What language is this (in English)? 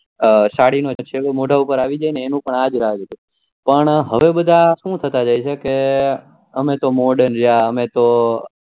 Gujarati